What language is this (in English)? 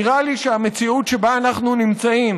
Hebrew